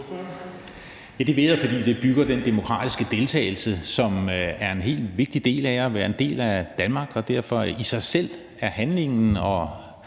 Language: Danish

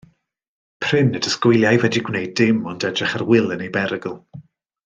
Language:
Welsh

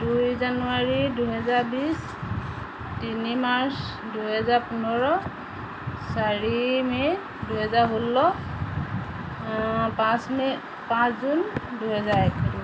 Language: Assamese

